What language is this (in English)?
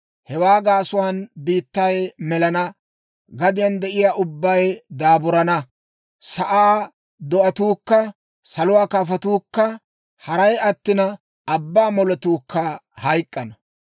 Dawro